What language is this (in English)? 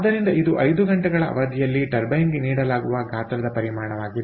Kannada